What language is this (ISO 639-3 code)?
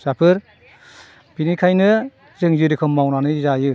brx